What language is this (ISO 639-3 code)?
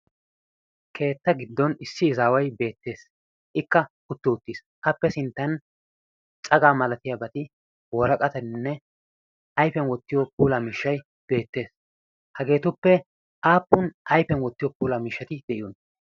wal